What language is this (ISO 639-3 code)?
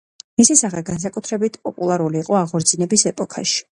kat